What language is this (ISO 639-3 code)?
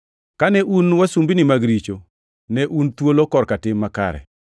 luo